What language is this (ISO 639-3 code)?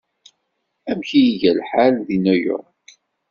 kab